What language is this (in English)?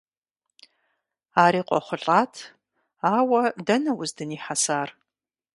Kabardian